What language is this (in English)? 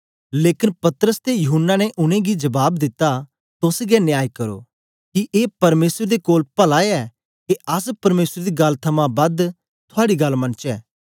Dogri